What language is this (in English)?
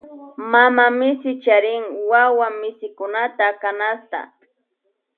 Loja Highland Quichua